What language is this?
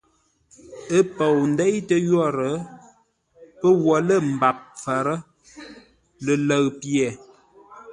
Ngombale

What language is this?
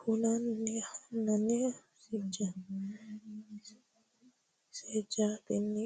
Sidamo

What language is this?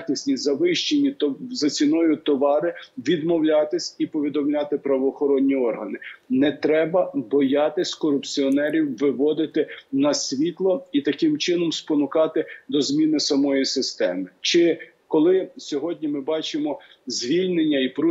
Ukrainian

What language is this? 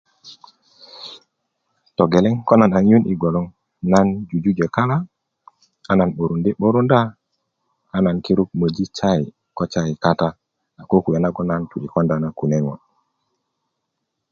Kuku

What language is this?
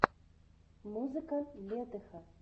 Russian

